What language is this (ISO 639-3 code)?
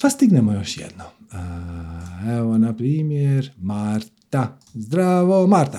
hrv